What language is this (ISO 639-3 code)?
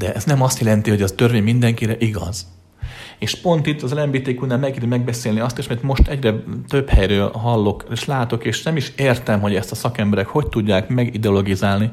hun